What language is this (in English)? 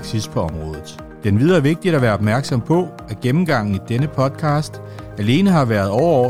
Danish